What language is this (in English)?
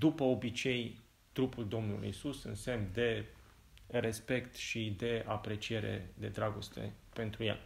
Romanian